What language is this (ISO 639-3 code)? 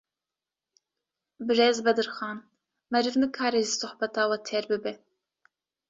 kur